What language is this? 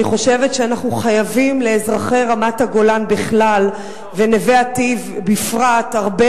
Hebrew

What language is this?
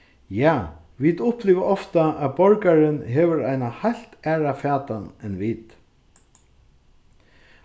Faroese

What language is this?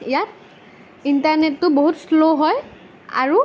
Assamese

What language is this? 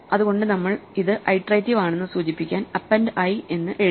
Malayalam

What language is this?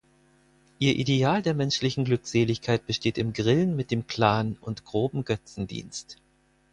German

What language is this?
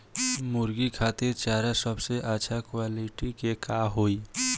Bhojpuri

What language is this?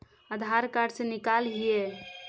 Magahi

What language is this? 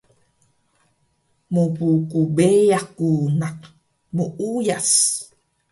Taroko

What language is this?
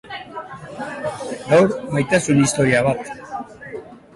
Basque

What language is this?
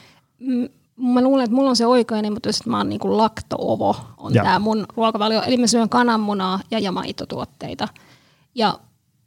Finnish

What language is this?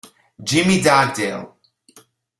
Italian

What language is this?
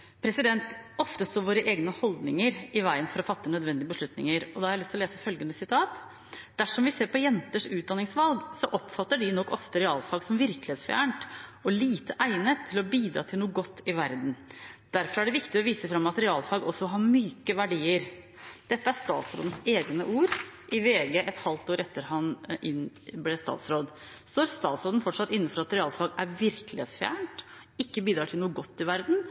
Norwegian Bokmål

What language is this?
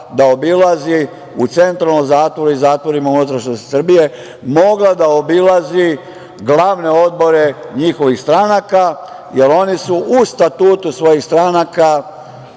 Serbian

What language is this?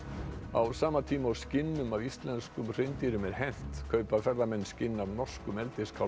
Icelandic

